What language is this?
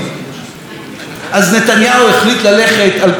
Hebrew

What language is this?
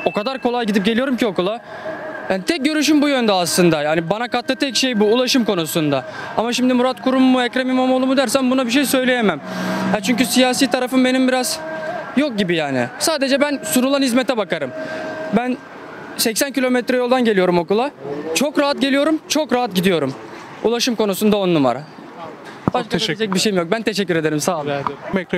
Turkish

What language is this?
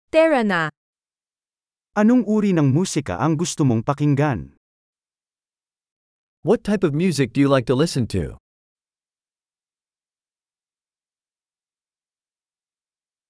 Filipino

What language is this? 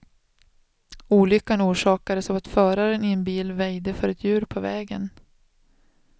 Swedish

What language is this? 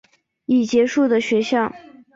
Chinese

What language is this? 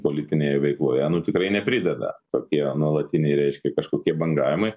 Lithuanian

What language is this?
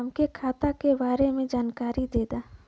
Bhojpuri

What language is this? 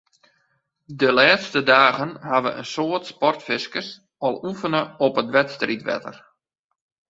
Western Frisian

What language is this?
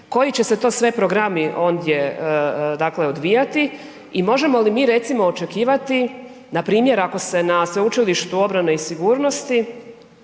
Croatian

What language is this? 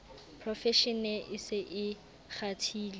Southern Sotho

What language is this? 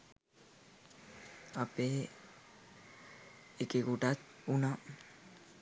Sinhala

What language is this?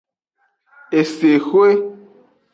Aja (Benin)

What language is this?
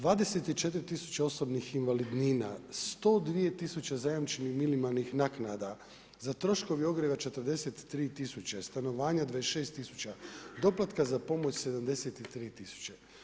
Croatian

